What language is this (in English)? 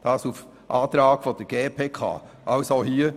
Swiss German